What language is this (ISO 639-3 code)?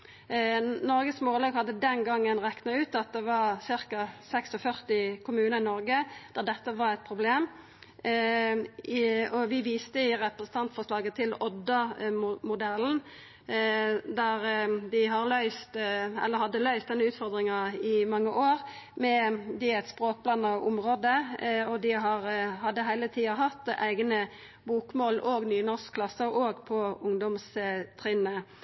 nno